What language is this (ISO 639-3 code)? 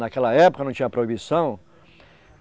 por